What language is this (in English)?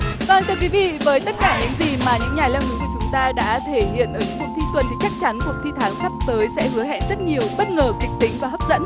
Vietnamese